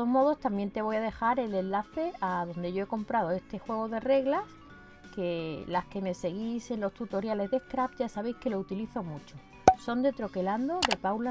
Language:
Spanish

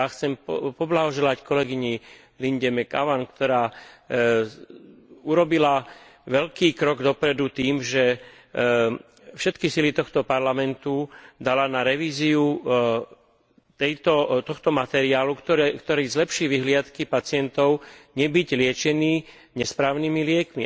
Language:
Slovak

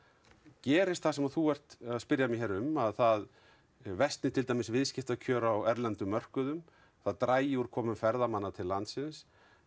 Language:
Icelandic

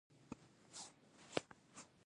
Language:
Pashto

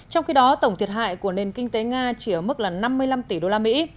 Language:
Vietnamese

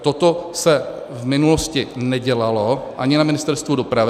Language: Czech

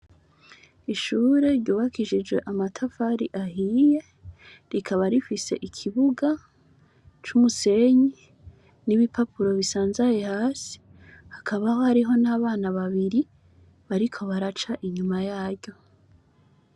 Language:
Rundi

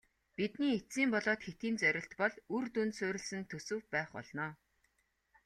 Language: Mongolian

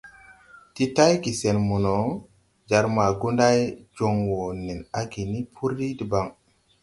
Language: Tupuri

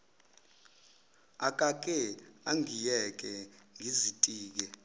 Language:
Zulu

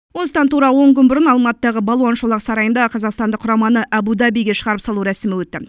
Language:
Kazakh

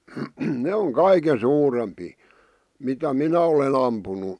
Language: Finnish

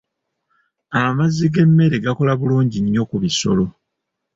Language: Ganda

